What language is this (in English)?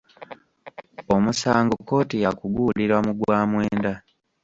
Ganda